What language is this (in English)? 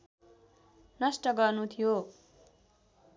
Nepali